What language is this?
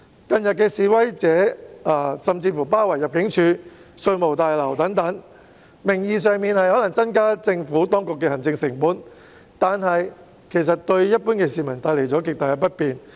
Cantonese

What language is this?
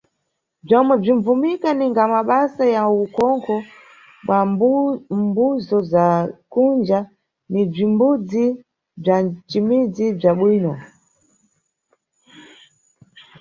Nyungwe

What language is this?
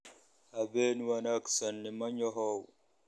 Somali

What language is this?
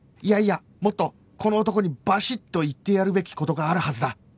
Japanese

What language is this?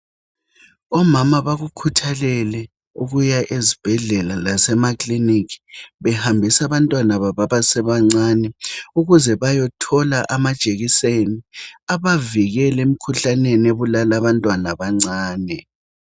North Ndebele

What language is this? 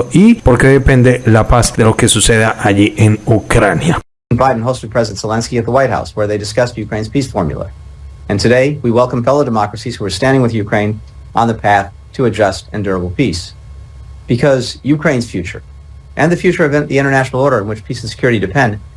Spanish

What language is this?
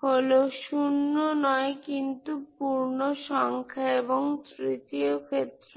Bangla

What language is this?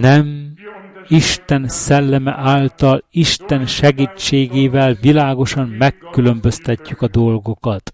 Hungarian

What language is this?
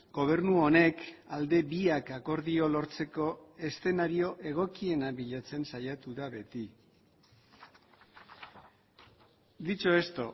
Basque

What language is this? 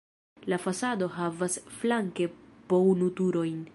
Esperanto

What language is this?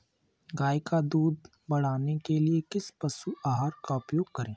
Hindi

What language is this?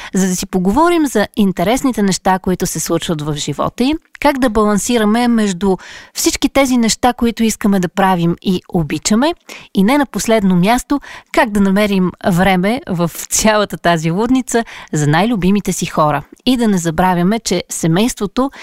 Bulgarian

